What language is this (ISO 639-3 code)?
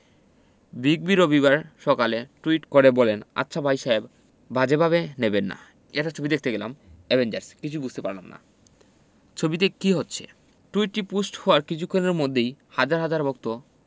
ben